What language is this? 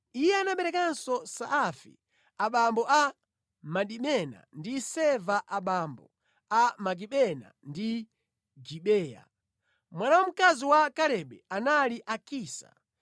Nyanja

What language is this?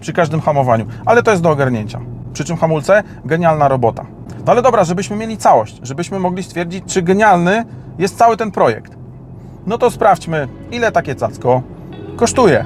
Polish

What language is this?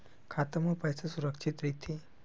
Chhattisgarhi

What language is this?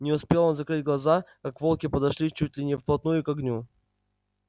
Russian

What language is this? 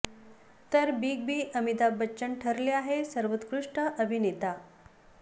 Marathi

